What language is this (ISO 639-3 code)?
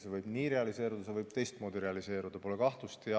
est